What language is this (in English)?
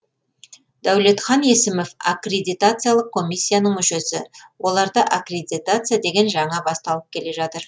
Kazakh